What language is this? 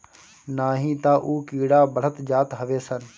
Bhojpuri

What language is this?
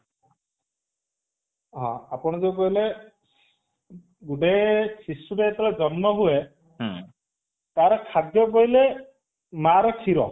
Odia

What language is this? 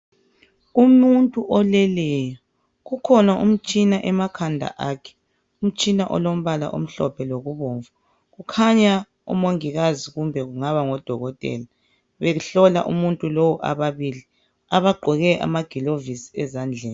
North Ndebele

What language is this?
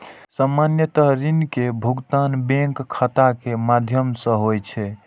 Maithili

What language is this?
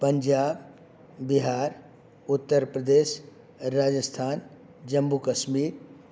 Sanskrit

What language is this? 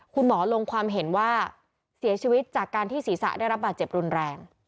Thai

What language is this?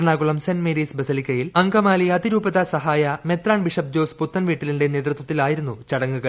Malayalam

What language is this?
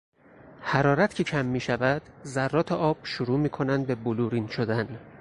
Persian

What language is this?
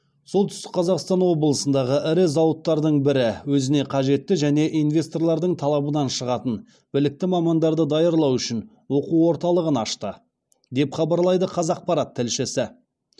Kazakh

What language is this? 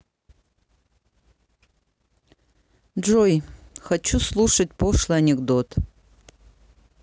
Russian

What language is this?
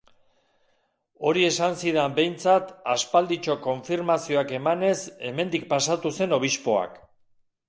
Basque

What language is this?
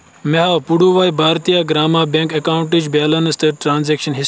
Kashmiri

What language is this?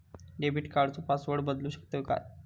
Marathi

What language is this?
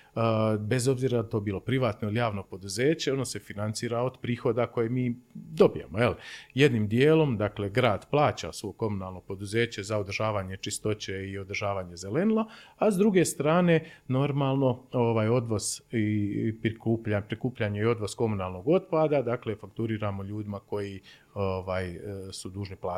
Croatian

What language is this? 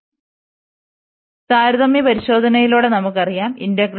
Malayalam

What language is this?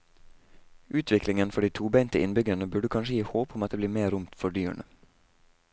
Norwegian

